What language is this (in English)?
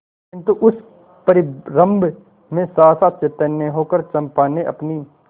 Hindi